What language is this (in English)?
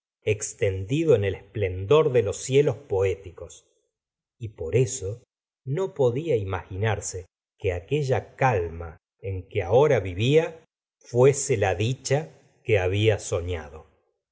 Spanish